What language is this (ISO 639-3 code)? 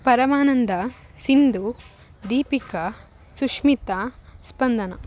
kan